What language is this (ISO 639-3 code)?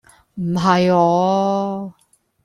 yue